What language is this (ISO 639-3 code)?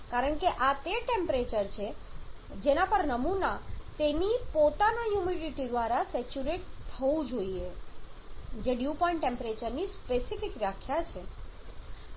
guj